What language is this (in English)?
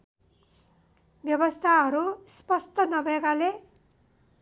Nepali